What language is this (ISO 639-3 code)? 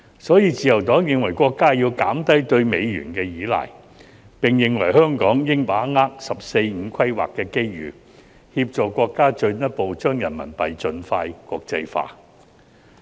yue